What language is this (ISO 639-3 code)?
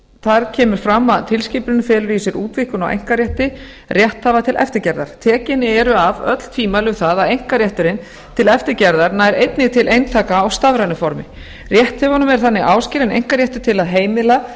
isl